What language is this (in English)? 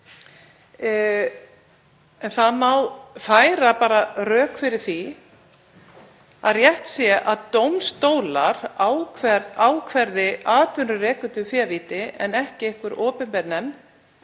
Icelandic